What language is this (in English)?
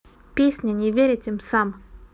Russian